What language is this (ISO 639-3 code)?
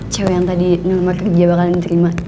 ind